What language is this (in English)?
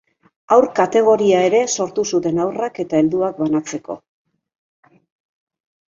Basque